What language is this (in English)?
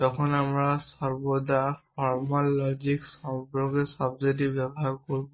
Bangla